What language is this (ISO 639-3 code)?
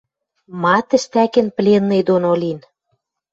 mrj